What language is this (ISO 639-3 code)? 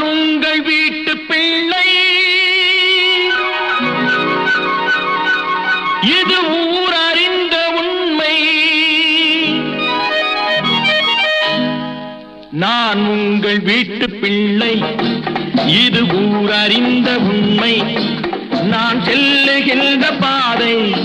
ara